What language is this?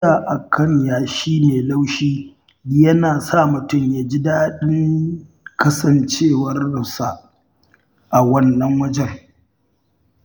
Hausa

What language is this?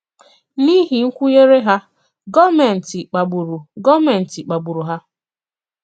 Igbo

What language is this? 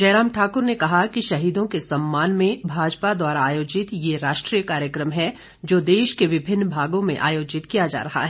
Hindi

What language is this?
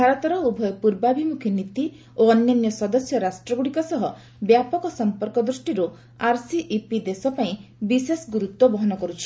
Odia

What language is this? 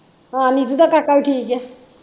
Punjabi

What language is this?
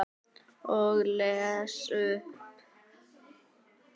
Icelandic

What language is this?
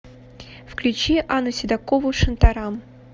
Russian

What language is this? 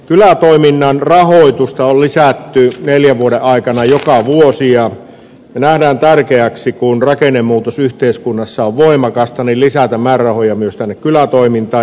Finnish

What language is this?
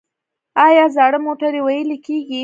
Pashto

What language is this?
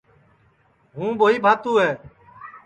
Sansi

